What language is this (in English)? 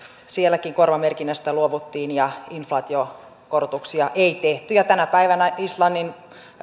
Finnish